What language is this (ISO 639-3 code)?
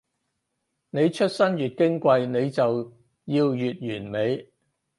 yue